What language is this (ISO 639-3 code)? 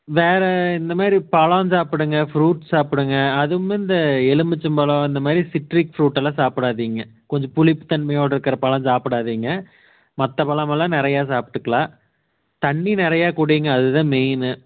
tam